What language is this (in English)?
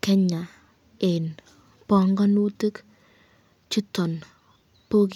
Kalenjin